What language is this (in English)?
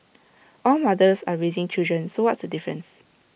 English